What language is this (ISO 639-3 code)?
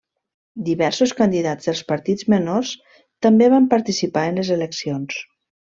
cat